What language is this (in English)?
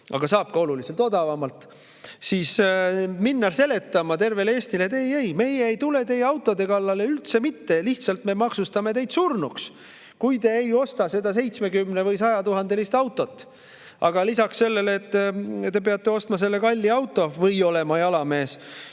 Estonian